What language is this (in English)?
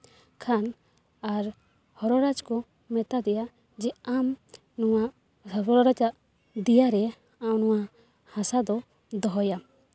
Santali